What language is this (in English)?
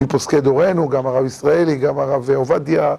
Hebrew